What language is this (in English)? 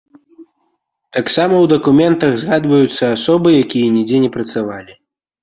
Belarusian